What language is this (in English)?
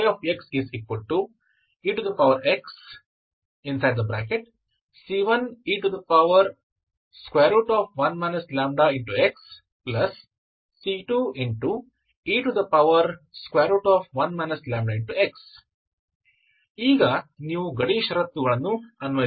Kannada